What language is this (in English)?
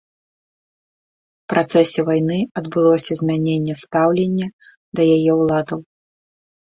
Belarusian